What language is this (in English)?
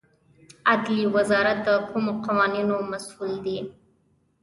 Pashto